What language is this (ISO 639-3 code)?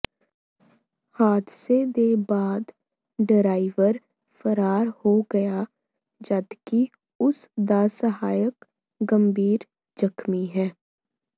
pan